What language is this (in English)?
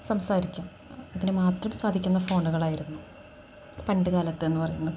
Malayalam